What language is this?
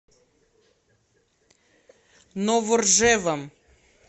Russian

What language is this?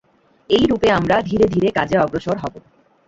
Bangla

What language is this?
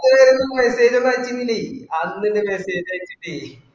Malayalam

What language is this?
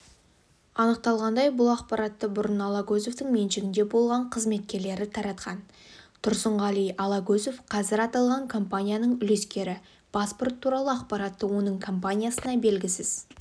Kazakh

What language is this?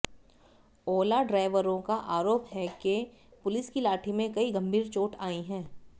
Hindi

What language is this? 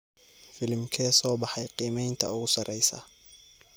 Somali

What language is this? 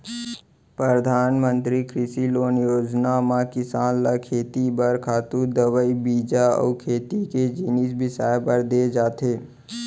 Chhattisgarhi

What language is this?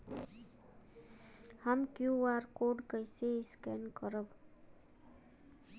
Bhojpuri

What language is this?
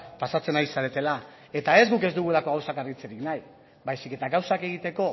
Basque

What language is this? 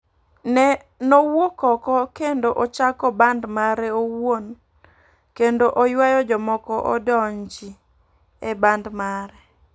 Luo (Kenya and Tanzania)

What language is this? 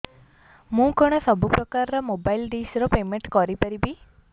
Odia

